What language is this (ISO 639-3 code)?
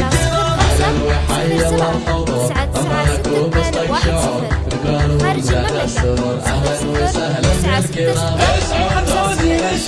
ara